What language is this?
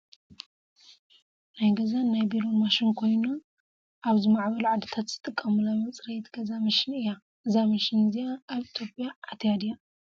Tigrinya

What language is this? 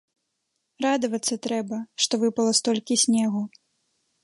Belarusian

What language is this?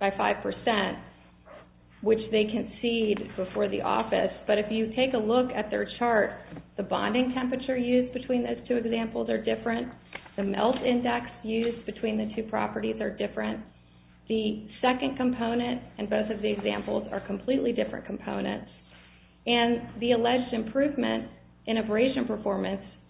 English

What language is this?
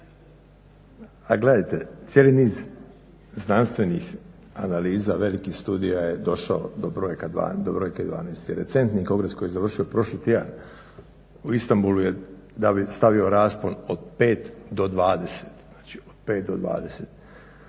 Croatian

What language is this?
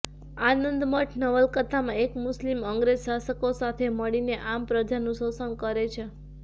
Gujarati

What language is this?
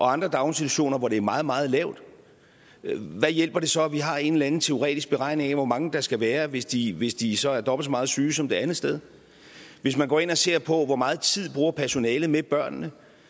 Danish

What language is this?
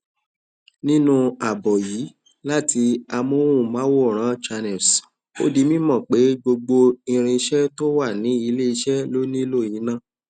Yoruba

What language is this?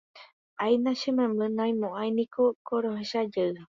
Guarani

